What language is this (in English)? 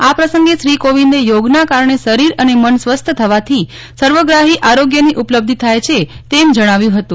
Gujarati